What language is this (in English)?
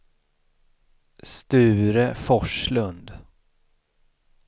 Swedish